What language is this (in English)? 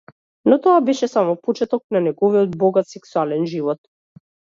Macedonian